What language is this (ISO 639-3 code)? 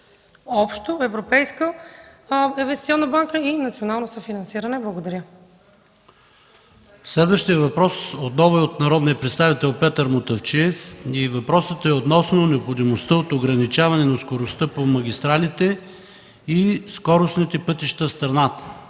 bul